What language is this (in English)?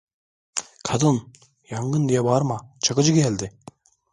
Turkish